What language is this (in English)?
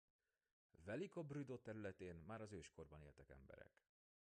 Hungarian